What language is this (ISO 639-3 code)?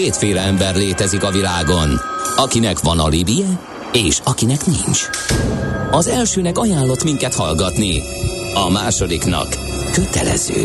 hun